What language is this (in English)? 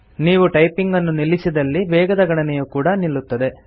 Kannada